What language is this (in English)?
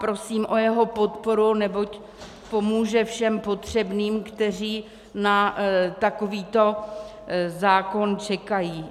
Czech